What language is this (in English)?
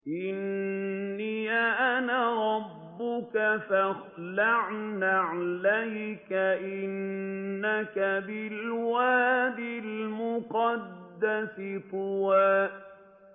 Arabic